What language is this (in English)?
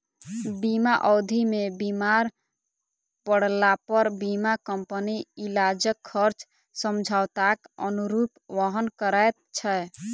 Maithili